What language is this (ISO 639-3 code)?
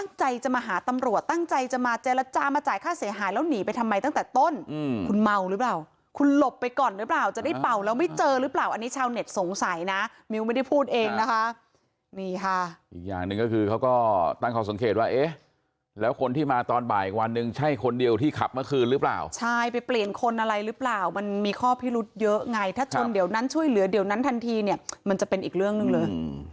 tha